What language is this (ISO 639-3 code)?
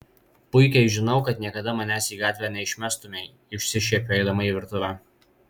lit